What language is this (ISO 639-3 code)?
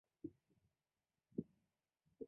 zho